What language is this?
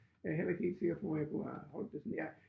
Danish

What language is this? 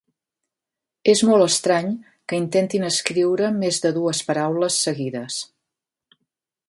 Catalan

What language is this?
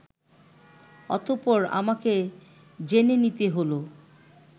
Bangla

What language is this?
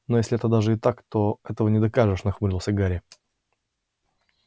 Russian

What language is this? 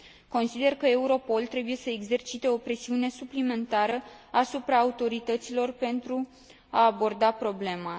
Romanian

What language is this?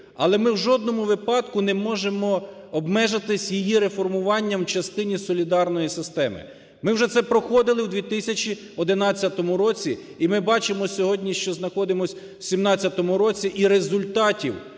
Ukrainian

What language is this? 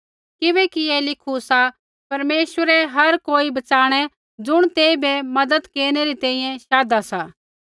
Kullu Pahari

